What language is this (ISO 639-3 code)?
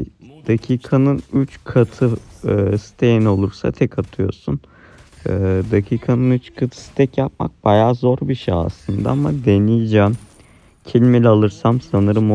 tur